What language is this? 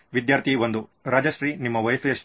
Kannada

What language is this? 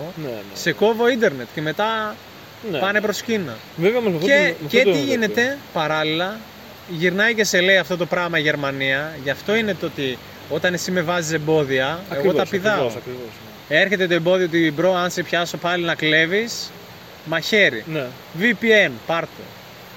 Greek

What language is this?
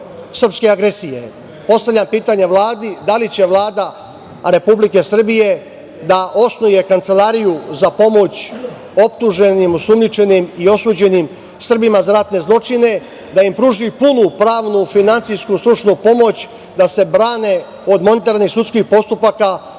Serbian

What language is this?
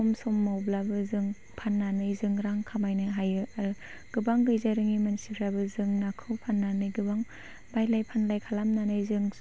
Bodo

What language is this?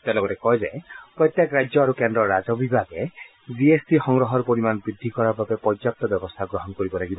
Assamese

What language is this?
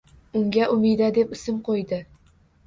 Uzbek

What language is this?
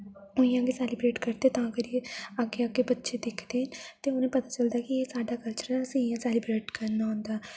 Dogri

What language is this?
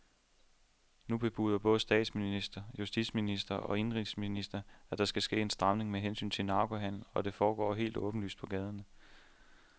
Danish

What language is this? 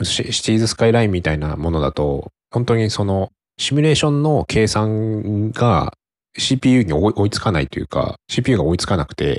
Japanese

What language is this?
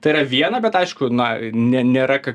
Lithuanian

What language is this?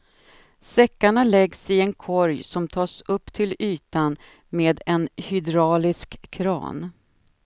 Swedish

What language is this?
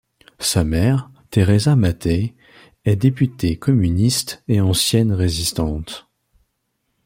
French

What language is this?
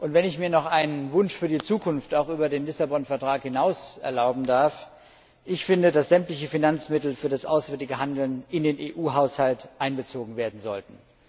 German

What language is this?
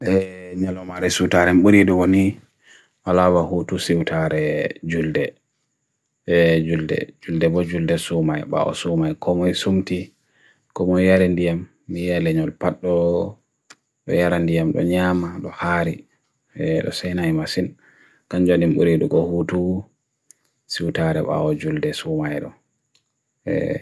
Bagirmi Fulfulde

